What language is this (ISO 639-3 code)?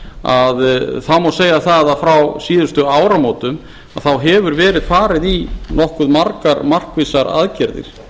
isl